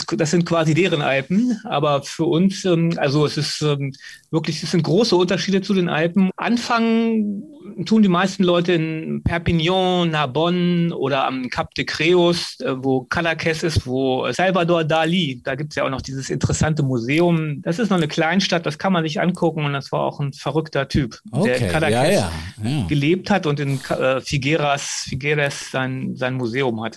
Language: German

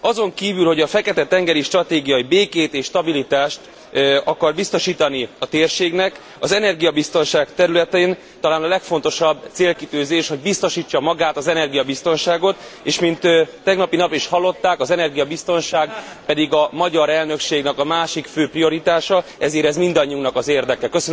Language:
Hungarian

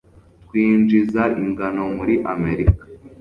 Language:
Kinyarwanda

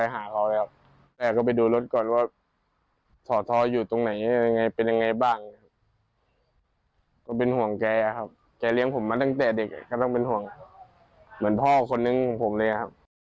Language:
Thai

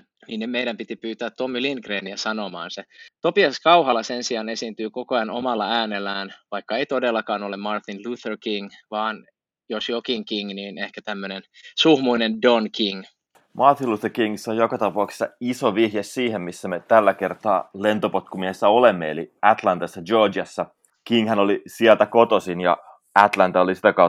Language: Finnish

